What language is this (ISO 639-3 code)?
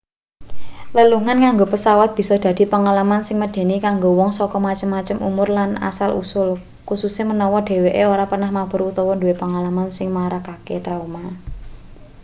jav